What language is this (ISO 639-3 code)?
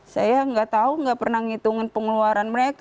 ind